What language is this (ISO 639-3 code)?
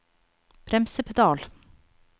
nor